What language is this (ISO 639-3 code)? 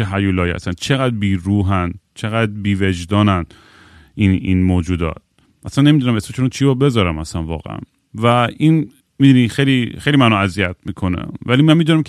fas